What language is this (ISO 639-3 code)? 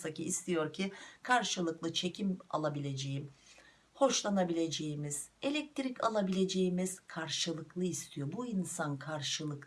tur